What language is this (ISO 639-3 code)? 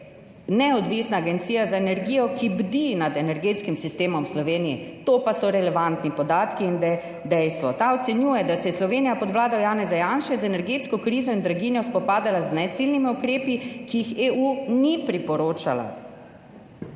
slv